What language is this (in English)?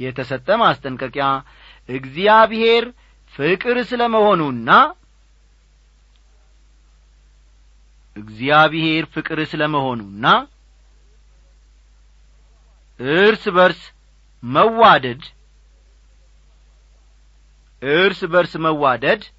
Amharic